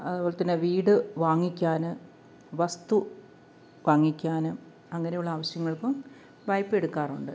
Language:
Malayalam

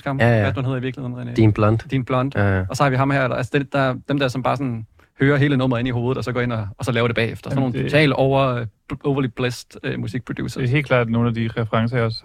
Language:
Danish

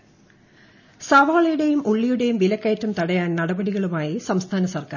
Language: Malayalam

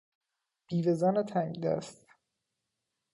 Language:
Persian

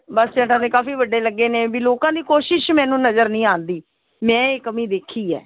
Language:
Punjabi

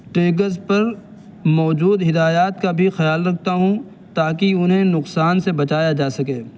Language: Urdu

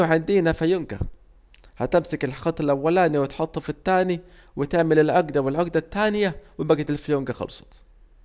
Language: Saidi Arabic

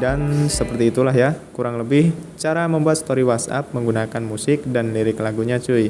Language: Indonesian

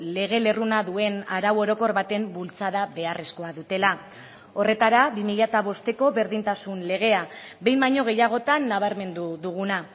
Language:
Basque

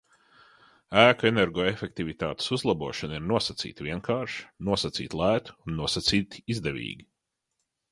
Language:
Latvian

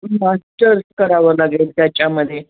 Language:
Marathi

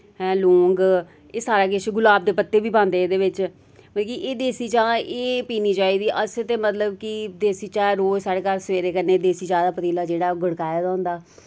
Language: Dogri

